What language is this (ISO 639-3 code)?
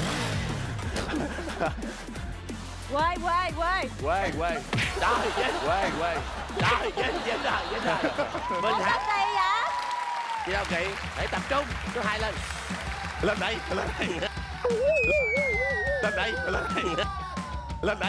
vie